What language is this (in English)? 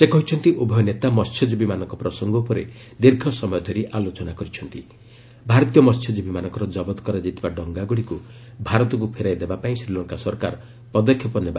Odia